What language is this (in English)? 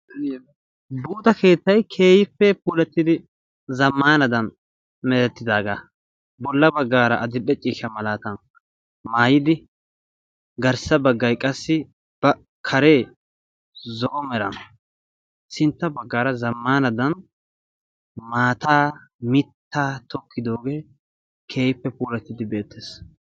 Wolaytta